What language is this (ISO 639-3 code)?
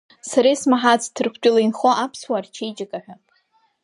abk